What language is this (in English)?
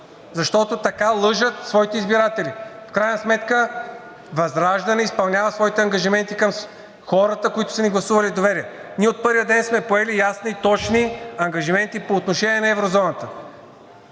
Bulgarian